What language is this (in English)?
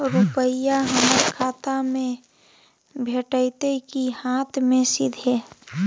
Maithili